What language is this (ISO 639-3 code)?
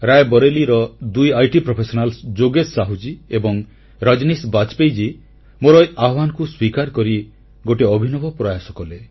ori